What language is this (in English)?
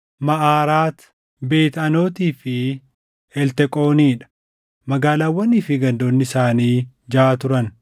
Oromo